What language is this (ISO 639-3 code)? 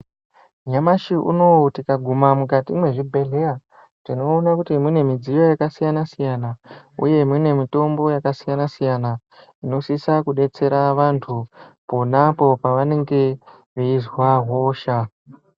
ndc